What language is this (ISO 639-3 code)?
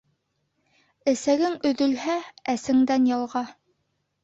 bak